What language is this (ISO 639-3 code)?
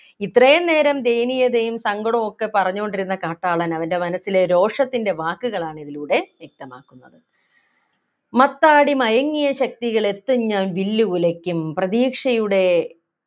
mal